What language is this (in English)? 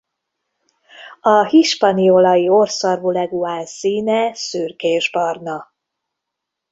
Hungarian